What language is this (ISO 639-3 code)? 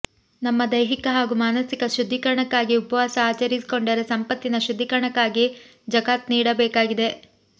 kan